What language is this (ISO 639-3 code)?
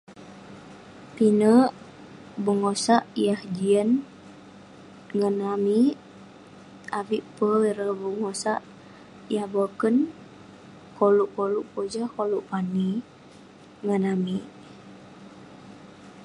pne